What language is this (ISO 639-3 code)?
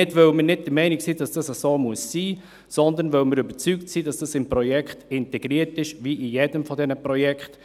gsw